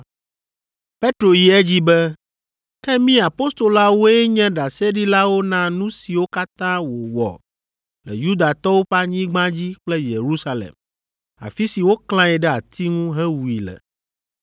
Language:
Ewe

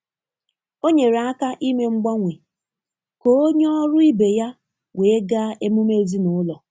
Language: Igbo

